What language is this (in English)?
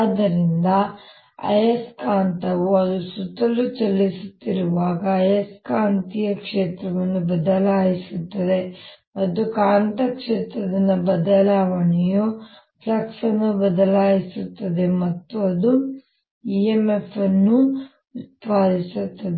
Kannada